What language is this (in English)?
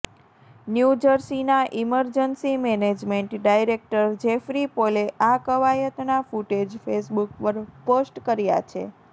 Gujarati